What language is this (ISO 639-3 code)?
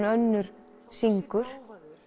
isl